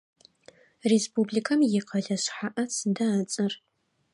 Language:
Adyghe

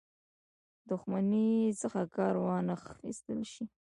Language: Pashto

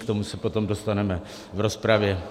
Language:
Czech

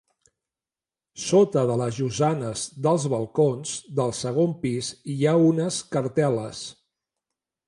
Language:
Catalan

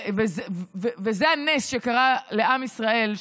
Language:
Hebrew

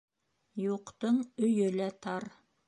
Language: Bashkir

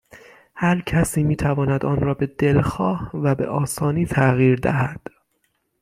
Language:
Persian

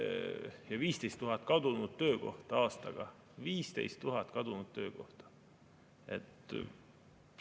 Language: Estonian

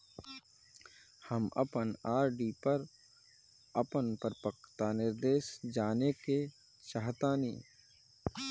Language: Bhojpuri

